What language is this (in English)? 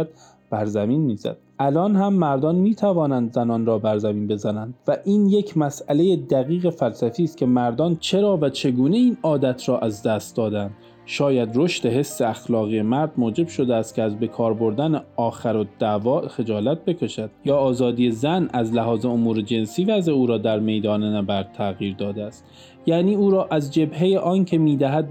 Persian